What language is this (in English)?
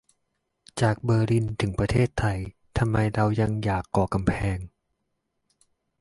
Thai